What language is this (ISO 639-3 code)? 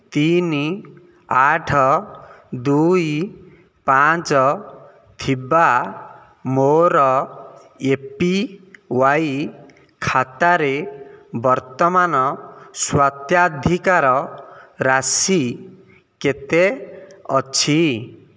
ori